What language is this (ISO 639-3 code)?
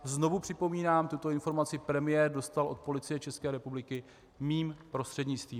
ces